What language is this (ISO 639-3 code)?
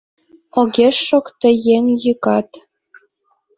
chm